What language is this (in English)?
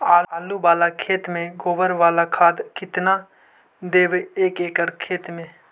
Magahi